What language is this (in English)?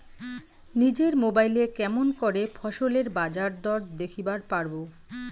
Bangla